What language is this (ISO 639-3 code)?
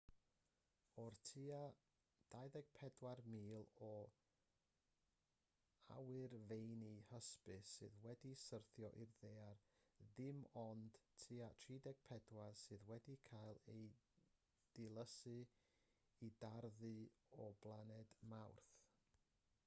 cym